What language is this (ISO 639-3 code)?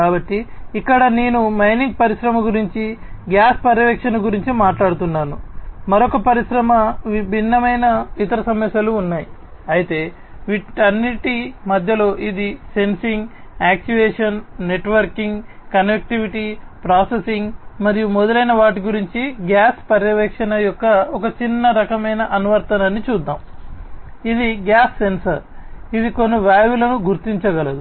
tel